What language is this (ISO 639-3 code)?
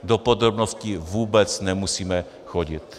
ces